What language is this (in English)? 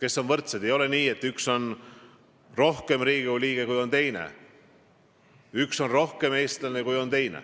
Estonian